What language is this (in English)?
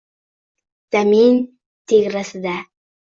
Uzbek